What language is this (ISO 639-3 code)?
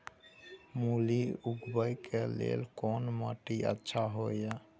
mai